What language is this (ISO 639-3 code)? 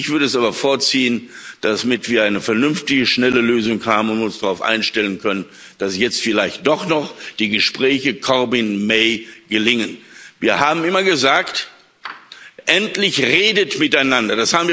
deu